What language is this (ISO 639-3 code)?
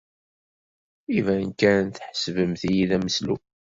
kab